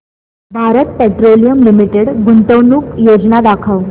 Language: Marathi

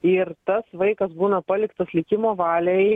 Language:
Lithuanian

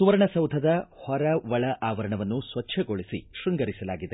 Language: Kannada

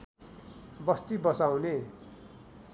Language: Nepali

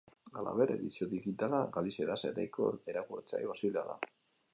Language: Basque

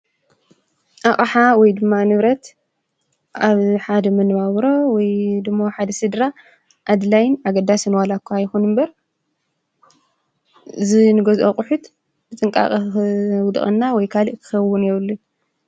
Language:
Tigrinya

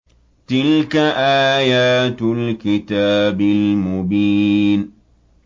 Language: Arabic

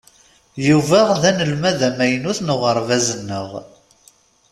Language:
Kabyle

